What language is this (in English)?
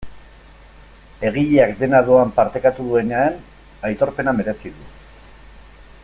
Basque